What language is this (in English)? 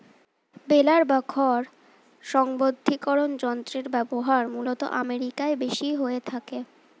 Bangla